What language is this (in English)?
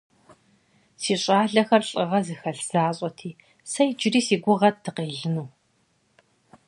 Kabardian